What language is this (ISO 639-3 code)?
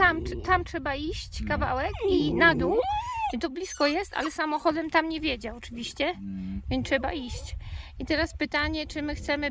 pol